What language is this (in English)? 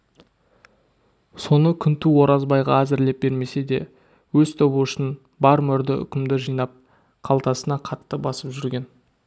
Kazakh